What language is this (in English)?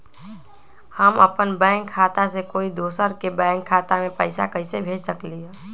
Magahi